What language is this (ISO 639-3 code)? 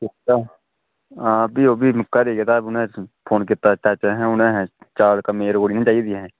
doi